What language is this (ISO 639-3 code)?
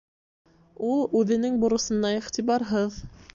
bak